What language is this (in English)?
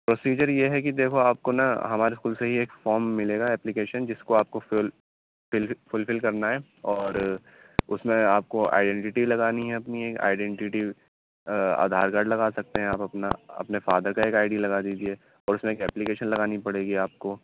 Urdu